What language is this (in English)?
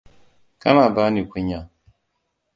Hausa